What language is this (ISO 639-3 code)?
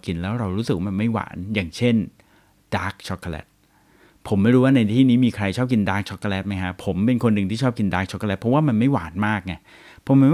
tha